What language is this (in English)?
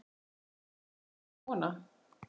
Icelandic